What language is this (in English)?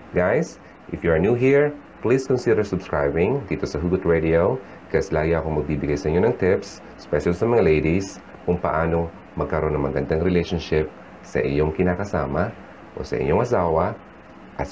Filipino